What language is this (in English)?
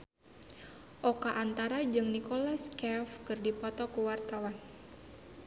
Sundanese